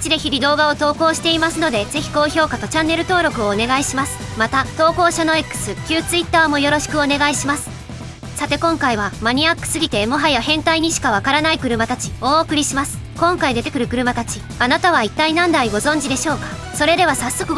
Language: Japanese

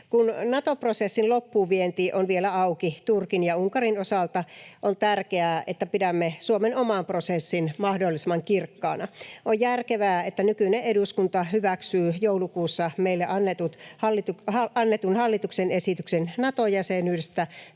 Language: Finnish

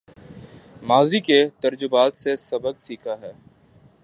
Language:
Urdu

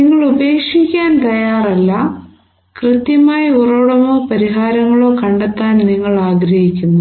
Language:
Malayalam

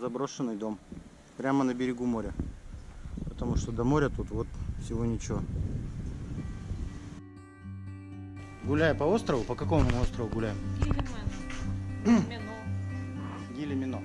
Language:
Russian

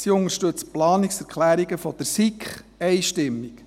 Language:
Swiss German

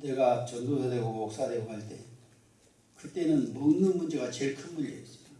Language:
Korean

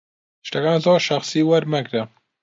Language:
Central Kurdish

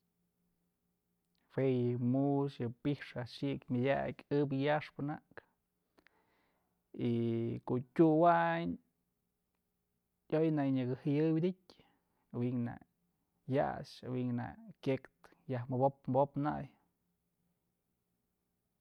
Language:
Mazatlán Mixe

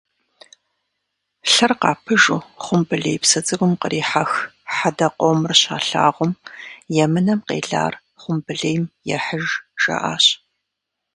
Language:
Kabardian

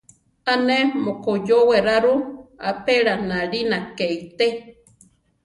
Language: Central Tarahumara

